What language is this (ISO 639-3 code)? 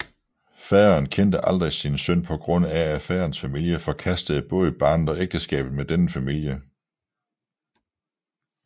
dan